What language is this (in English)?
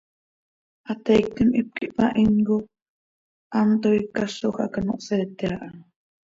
Seri